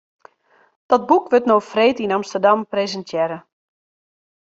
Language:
Western Frisian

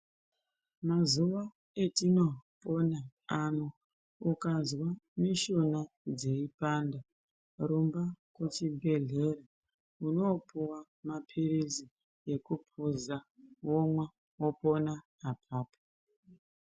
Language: Ndau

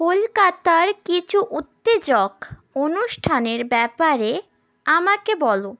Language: Bangla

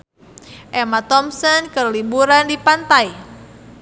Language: Sundanese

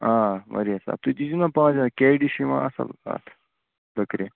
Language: Kashmiri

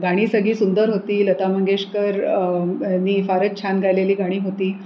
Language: Marathi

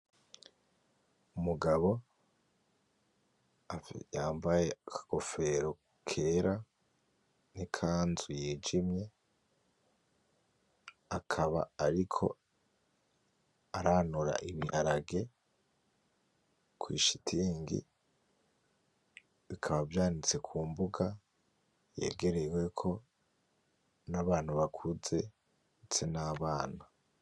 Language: Rundi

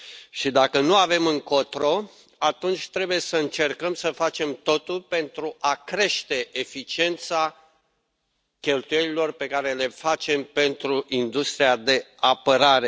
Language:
Romanian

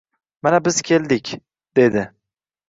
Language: Uzbek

